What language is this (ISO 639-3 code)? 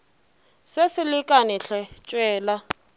nso